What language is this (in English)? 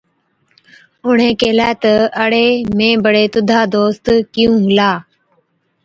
Od